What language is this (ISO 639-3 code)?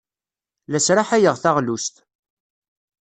kab